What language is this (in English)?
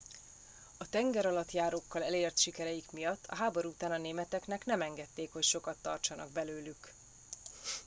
Hungarian